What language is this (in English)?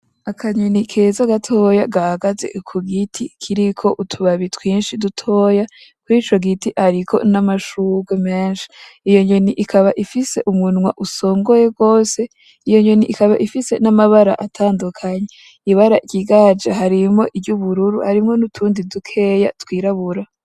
Rundi